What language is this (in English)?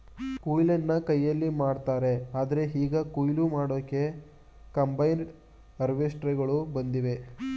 Kannada